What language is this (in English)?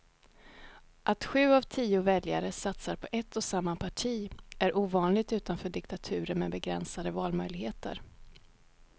Swedish